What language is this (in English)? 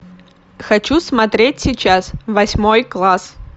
Russian